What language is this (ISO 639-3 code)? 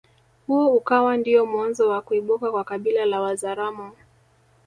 swa